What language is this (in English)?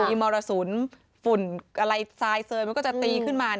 Thai